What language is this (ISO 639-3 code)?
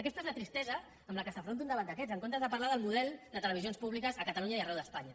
cat